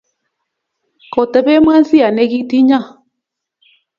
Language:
Kalenjin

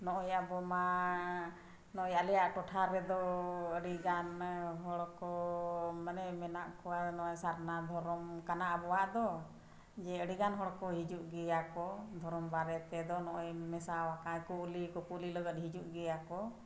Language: Santali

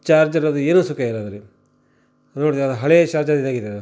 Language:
Kannada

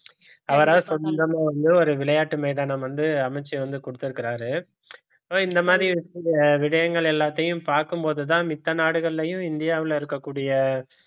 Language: Tamil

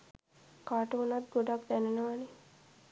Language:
Sinhala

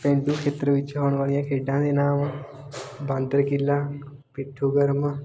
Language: Punjabi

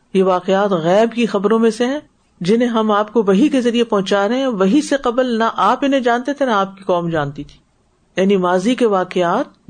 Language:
Urdu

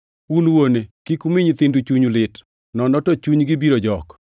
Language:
Luo (Kenya and Tanzania)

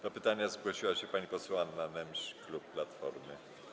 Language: Polish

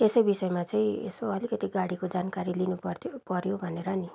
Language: Nepali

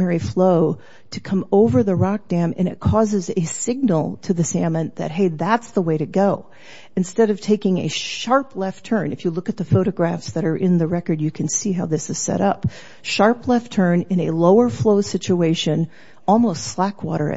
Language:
English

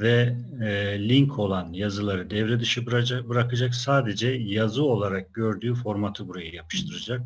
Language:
Turkish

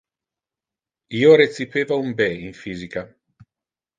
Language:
Interlingua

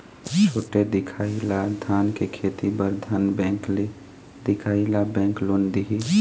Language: Chhattisgarhi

